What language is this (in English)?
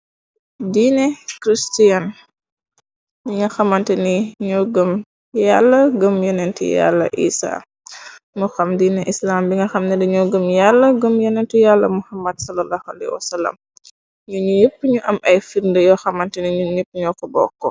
Wolof